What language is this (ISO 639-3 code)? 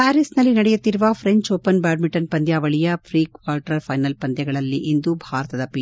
kan